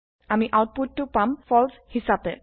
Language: Assamese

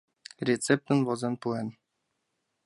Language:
Mari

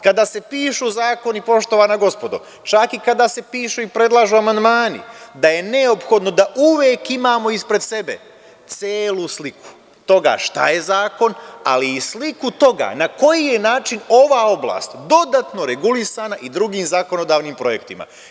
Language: Serbian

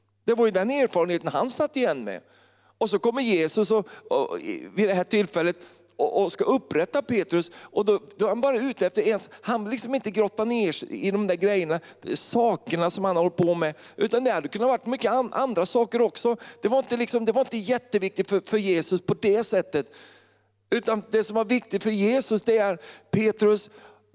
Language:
Swedish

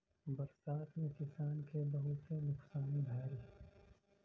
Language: Bhojpuri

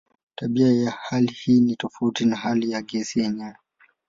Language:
Swahili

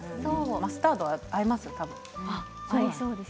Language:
Japanese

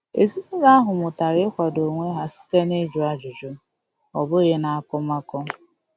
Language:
Igbo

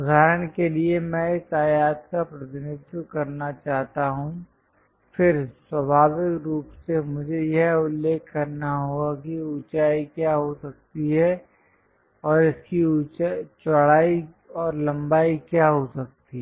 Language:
Hindi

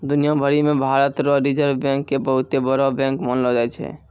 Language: Maithili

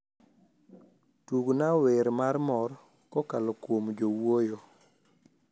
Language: Luo (Kenya and Tanzania)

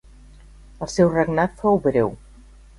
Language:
Catalan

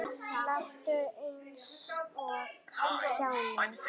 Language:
Icelandic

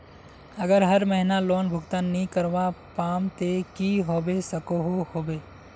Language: Magahi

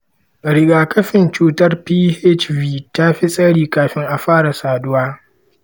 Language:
Hausa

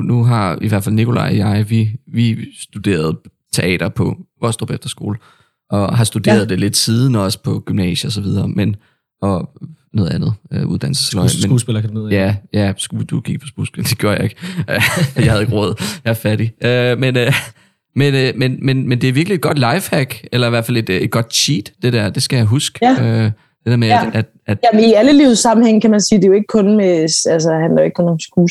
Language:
Danish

